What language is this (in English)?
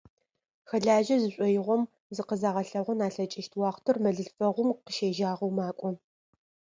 Adyghe